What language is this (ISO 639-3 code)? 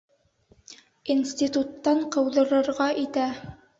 bak